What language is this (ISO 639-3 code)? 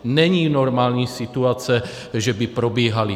ces